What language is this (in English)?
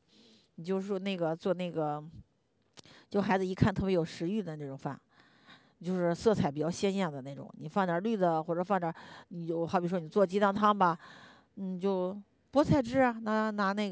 Chinese